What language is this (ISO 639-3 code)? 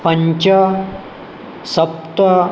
san